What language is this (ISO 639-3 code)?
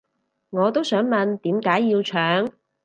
yue